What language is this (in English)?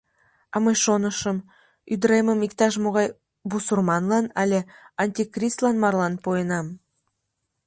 Mari